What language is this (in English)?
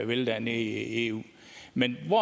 Danish